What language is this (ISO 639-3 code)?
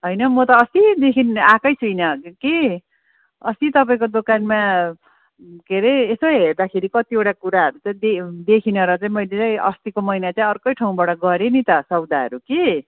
nep